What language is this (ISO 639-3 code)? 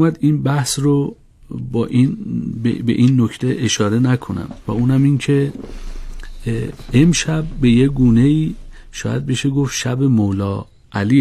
fas